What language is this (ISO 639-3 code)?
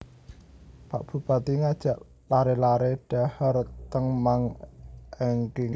jav